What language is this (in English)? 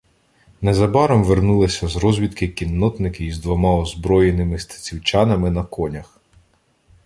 Ukrainian